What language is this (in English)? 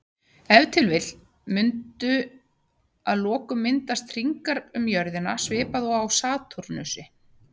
Icelandic